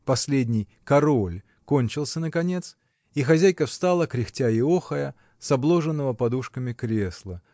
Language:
Russian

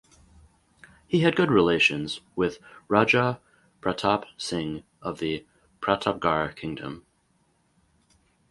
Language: English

